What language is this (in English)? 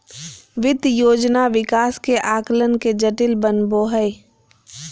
Magahi